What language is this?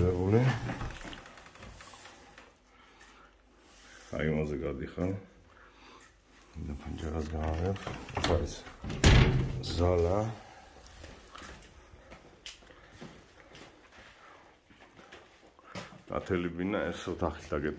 Romanian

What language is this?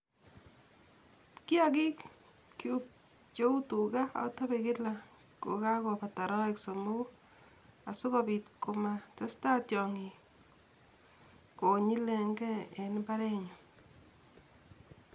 Kalenjin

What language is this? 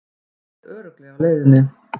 Icelandic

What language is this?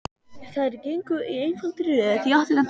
Icelandic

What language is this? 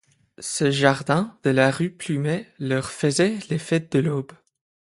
French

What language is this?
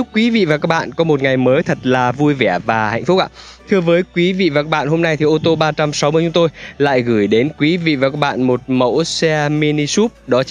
Vietnamese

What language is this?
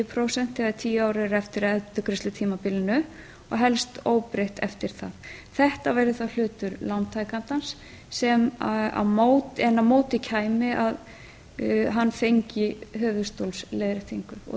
Icelandic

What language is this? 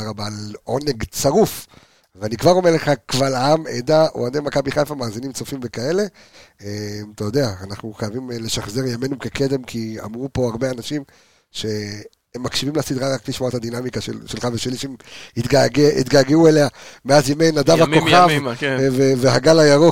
Hebrew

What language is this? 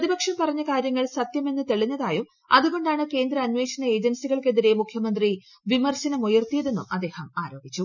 Malayalam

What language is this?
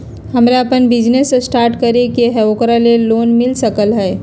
Magahi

